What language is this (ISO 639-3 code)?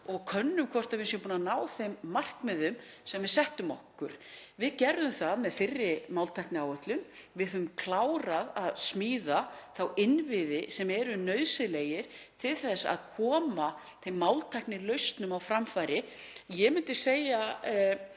isl